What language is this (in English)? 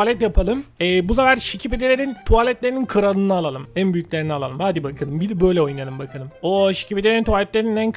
Turkish